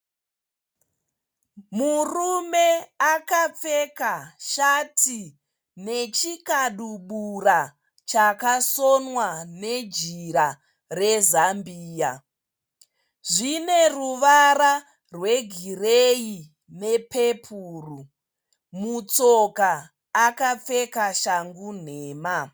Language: Shona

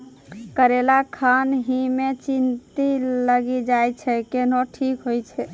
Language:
Maithili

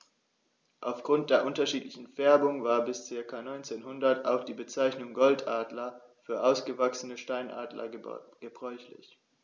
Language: German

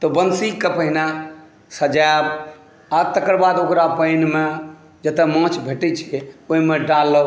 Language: Maithili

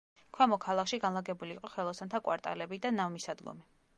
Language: Georgian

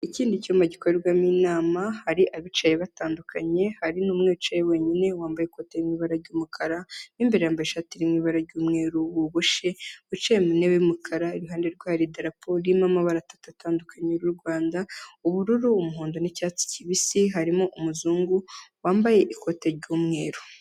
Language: Kinyarwanda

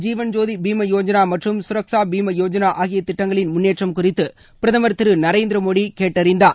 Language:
Tamil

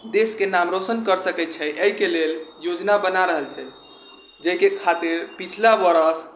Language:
Maithili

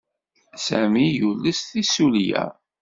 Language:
Kabyle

